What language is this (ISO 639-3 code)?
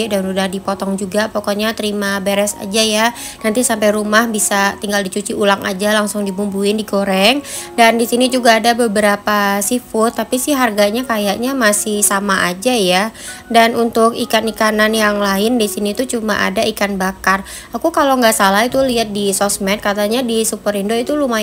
ind